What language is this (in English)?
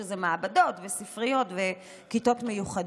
Hebrew